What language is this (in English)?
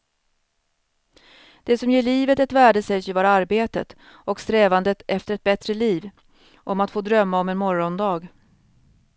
Swedish